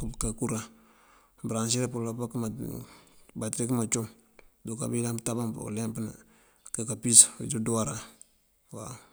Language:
Mandjak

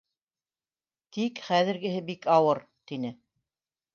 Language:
Bashkir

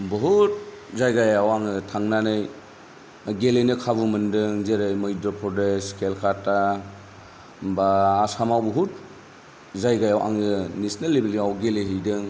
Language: Bodo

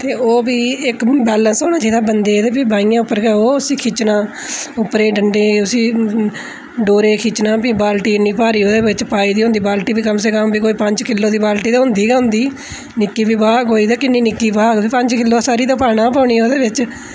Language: Dogri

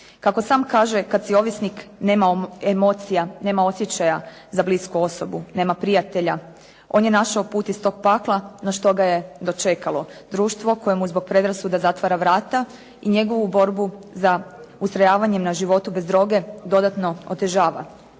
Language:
Croatian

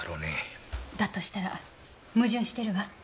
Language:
Japanese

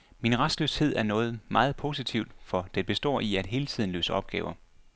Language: Danish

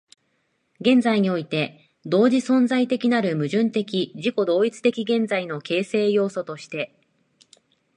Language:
Japanese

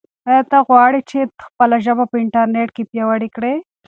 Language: Pashto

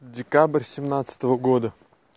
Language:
Russian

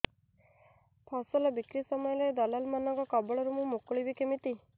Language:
Odia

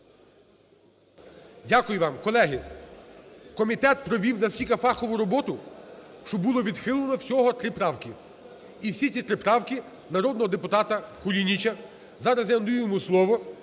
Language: Ukrainian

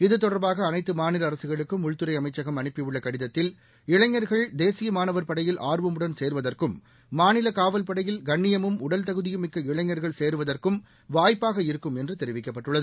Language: Tamil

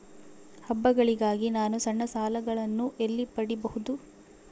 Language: Kannada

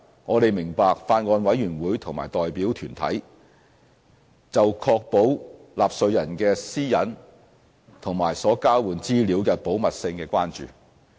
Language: Cantonese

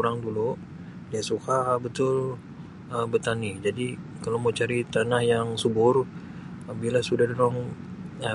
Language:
Sabah Malay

